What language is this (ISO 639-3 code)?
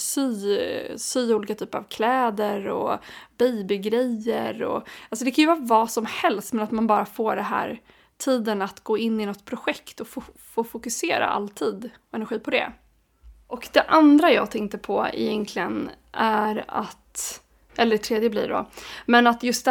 swe